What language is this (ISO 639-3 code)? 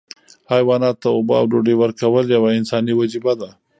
pus